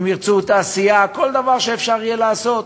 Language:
Hebrew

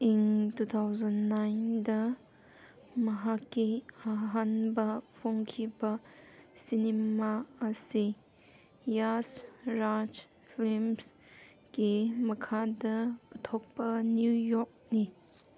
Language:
Manipuri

